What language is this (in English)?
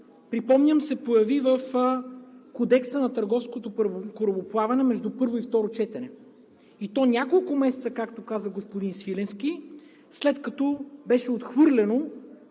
Bulgarian